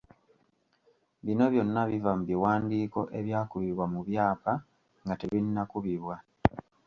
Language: Ganda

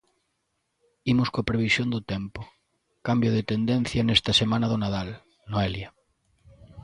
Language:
Galician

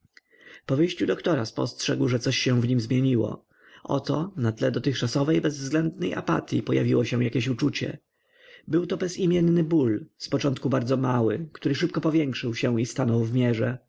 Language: Polish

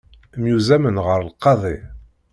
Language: Kabyle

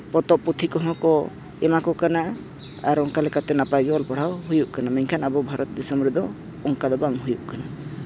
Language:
Santali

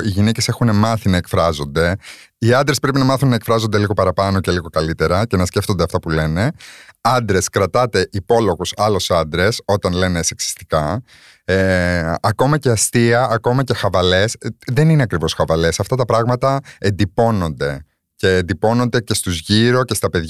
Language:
Greek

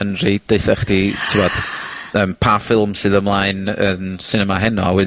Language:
Welsh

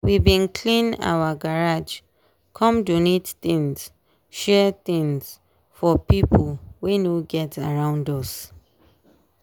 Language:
Nigerian Pidgin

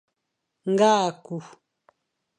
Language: Fang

